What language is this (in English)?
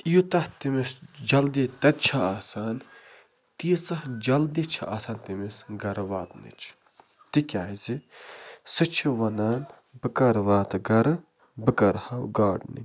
Kashmiri